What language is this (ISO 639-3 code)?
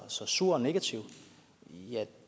dan